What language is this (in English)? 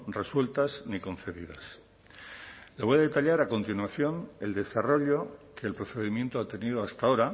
Spanish